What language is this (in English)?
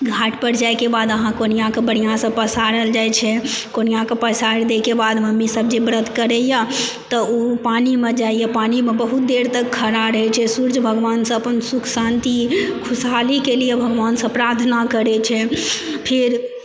Maithili